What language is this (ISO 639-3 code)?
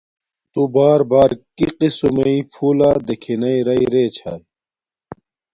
dmk